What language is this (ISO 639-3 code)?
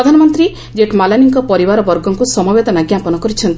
ori